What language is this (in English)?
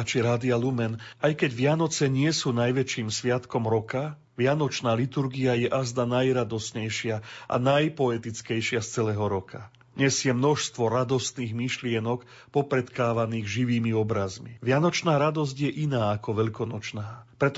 Slovak